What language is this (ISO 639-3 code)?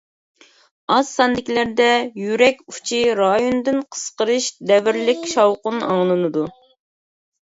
uig